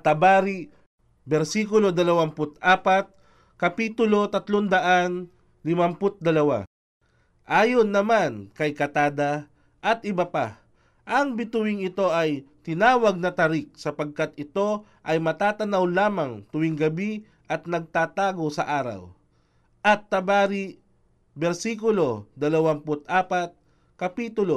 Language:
Filipino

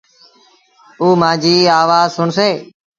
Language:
Sindhi Bhil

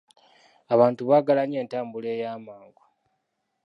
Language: Ganda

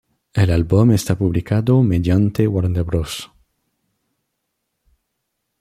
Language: Spanish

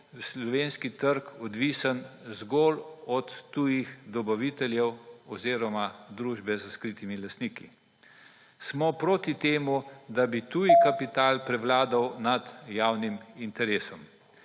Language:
Slovenian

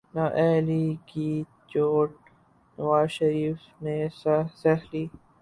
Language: Urdu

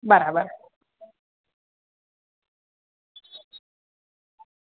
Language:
Gujarati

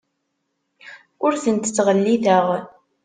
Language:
Kabyle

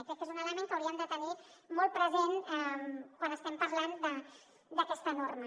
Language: Catalan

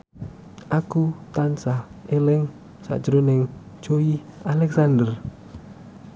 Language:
Javanese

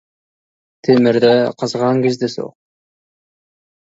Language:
Kazakh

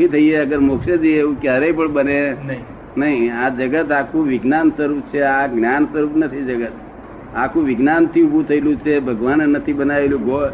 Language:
Gujarati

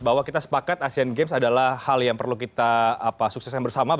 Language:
Indonesian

